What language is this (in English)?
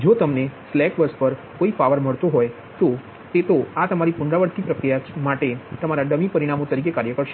Gujarati